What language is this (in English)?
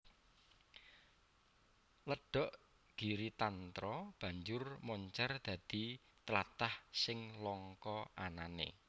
Javanese